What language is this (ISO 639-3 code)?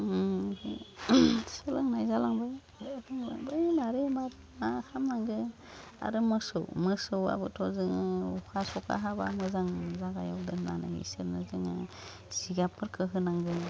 brx